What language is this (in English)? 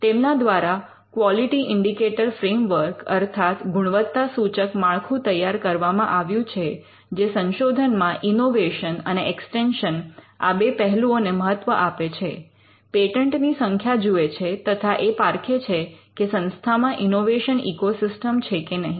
Gujarati